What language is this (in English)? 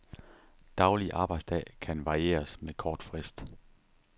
Danish